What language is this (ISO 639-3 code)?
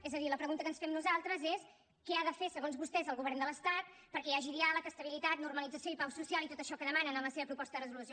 cat